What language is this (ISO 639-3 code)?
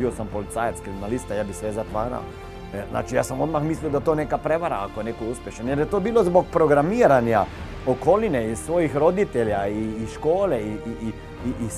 hrv